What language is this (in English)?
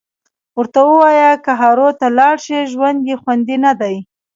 Pashto